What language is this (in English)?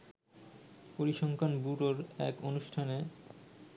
Bangla